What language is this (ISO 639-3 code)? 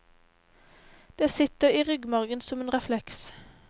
nor